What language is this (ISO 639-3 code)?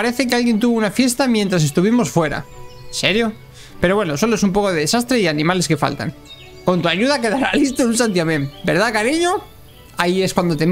spa